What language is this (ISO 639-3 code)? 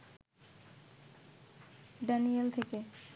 ben